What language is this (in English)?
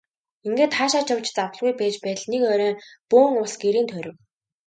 Mongolian